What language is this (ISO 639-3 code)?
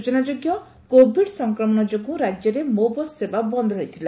ori